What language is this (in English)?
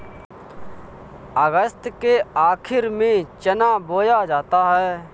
Hindi